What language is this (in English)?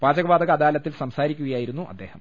Malayalam